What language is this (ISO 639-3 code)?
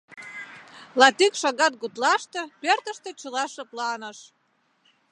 chm